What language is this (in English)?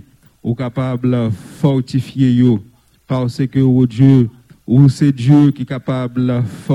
French